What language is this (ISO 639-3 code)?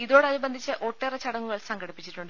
mal